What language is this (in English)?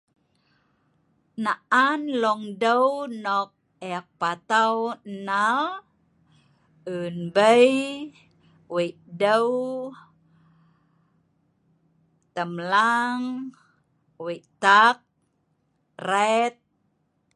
Sa'ban